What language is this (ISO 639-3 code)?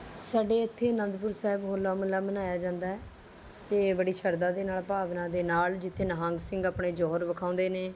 pan